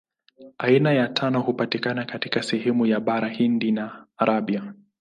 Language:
Swahili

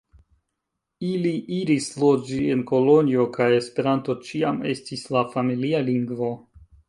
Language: Esperanto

